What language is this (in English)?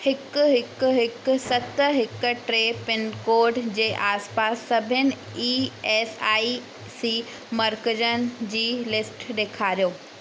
Sindhi